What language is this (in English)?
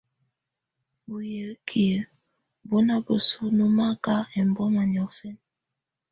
Tunen